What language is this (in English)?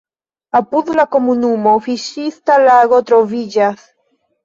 Esperanto